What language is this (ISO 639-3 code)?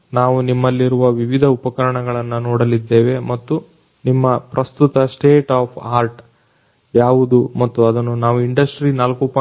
kan